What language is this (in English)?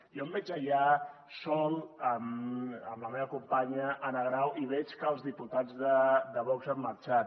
Catalan